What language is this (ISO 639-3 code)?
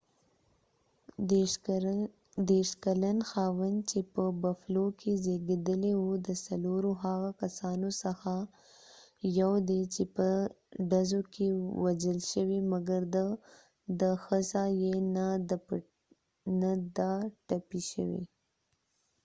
pus